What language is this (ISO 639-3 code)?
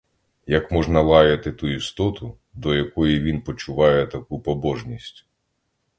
ukr